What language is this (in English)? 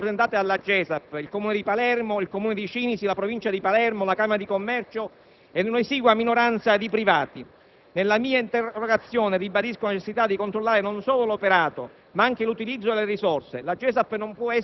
Italian